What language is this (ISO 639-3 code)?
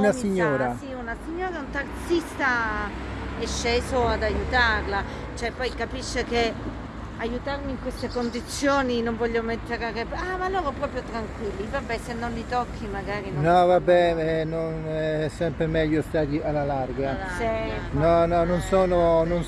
ita